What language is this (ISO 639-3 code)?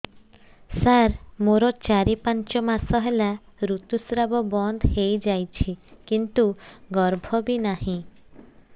ori